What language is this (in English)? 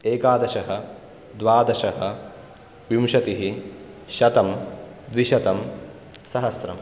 Sanskrit